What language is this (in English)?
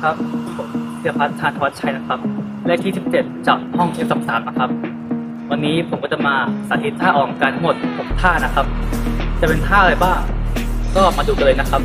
Thai